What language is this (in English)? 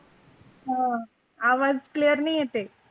Marathi